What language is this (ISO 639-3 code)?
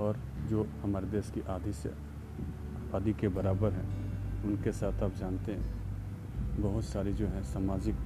hin